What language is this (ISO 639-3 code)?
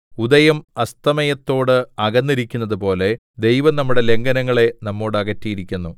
mal